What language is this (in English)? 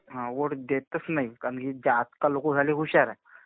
Marathi